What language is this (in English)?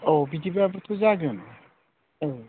Bodo